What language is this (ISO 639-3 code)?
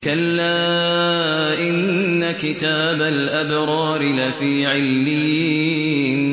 ara